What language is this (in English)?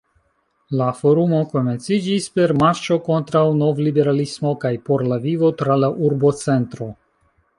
Esperanto